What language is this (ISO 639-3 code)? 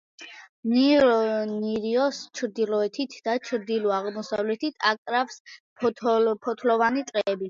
kat